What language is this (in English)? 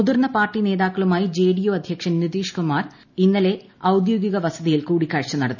Malayalam